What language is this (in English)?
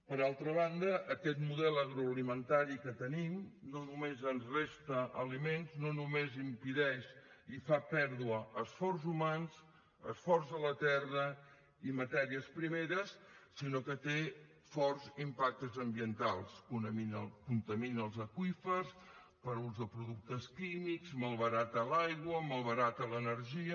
Catalan